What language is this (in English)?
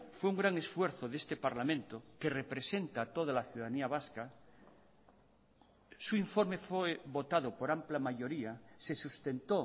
Spanish